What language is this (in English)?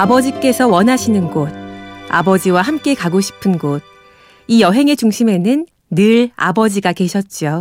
Korean